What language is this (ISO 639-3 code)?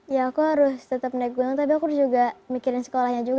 ind